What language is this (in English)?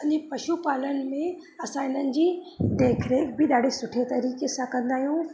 Sindhi